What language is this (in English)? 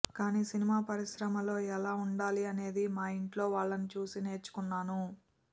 Telugu